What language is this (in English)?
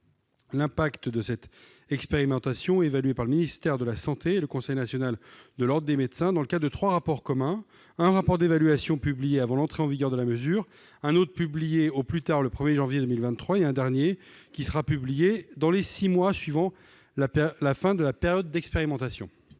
French